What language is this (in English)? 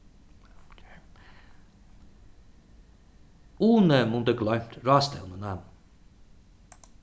Faroese